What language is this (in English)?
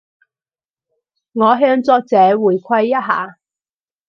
Cantonese